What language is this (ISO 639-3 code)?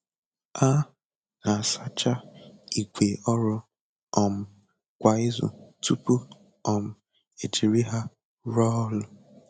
ibo